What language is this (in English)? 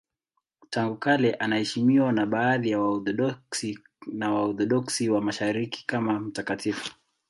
Swahili